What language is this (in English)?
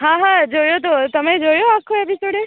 Gujarati